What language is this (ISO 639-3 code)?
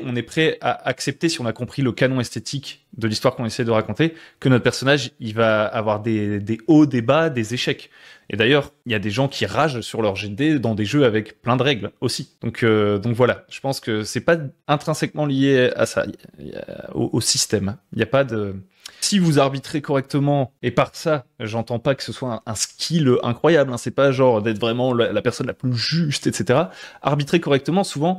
fra